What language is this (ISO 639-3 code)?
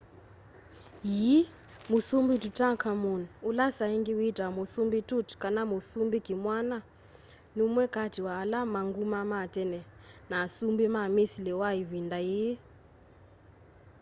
kam